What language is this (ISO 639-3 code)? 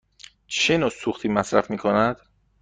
fas